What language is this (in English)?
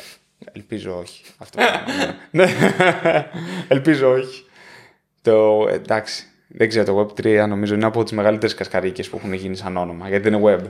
Greek